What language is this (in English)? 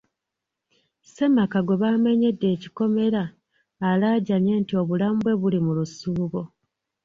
Ganda